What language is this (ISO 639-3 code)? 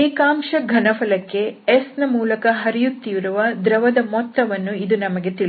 kan